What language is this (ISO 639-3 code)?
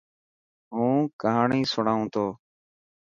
mki